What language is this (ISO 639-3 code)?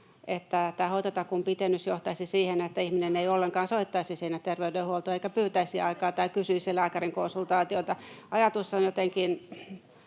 fin